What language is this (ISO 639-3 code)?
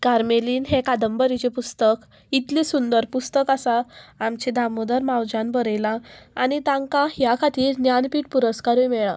kok